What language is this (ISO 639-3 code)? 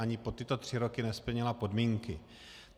ces